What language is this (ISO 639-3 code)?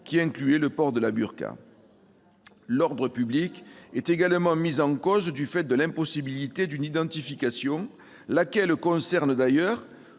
fra